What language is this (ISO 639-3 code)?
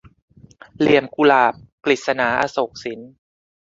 tha